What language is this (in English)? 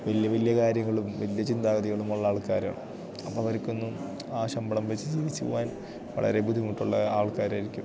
Malayalam